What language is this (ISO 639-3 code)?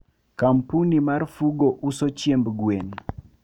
luo